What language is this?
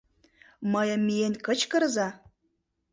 Mari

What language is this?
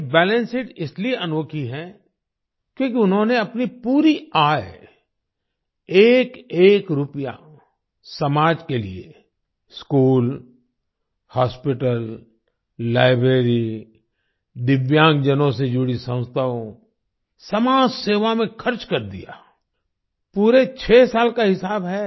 Hindi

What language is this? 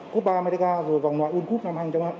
Vietnamese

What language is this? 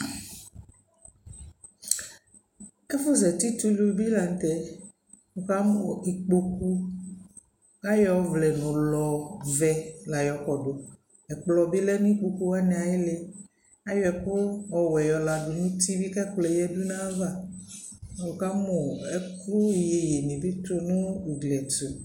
Ikposo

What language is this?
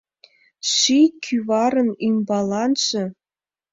Mari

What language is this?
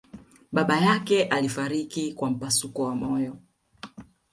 Swahili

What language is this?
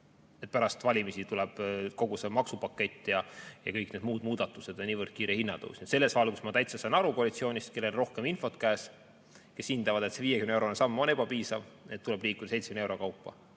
Estonian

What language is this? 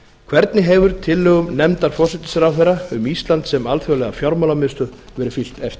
Icelandic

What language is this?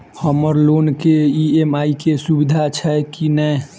Maithili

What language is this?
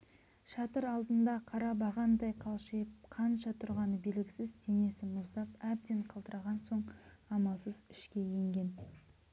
Kazakh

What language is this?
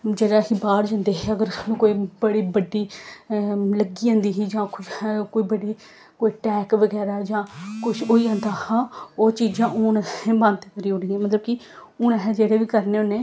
Dogri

